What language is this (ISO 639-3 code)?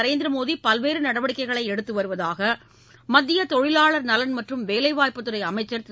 tam